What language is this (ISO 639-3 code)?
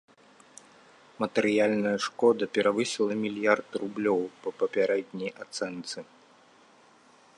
bel